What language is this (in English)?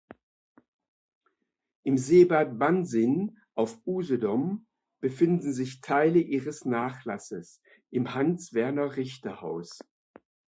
German